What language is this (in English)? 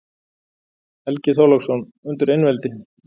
Icelandic